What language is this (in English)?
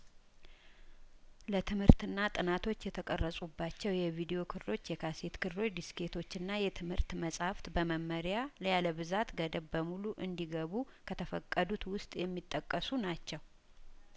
Amharic